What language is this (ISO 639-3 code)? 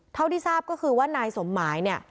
tha